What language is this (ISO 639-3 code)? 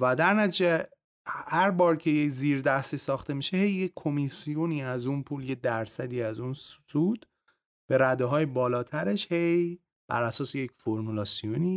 fas